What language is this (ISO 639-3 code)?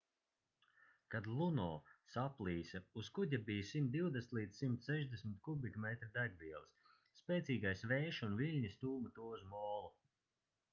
lav